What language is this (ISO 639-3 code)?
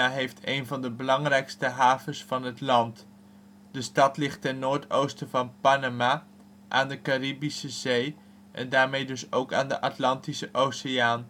nld